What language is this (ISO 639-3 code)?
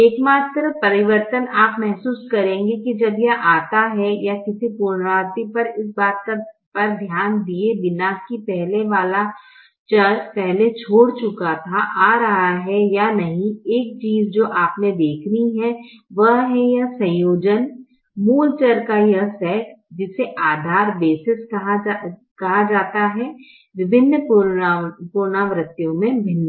hin